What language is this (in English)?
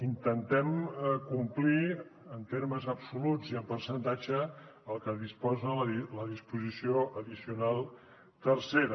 Catalan